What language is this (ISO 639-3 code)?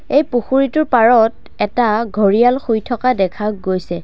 asm